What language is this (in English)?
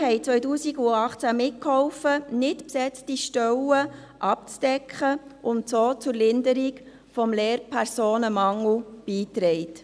Swiss German